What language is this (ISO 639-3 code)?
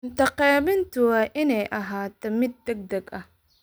som